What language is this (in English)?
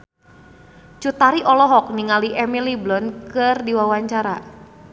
Sundanese